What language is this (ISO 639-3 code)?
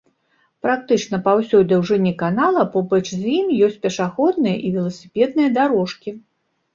bel